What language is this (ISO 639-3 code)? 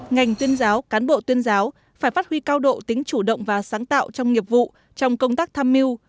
vie